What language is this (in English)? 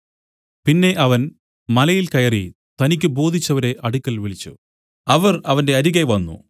Malayalam